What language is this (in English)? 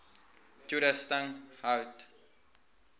Afrikaans